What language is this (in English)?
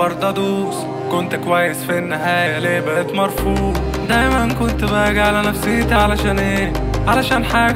Arabic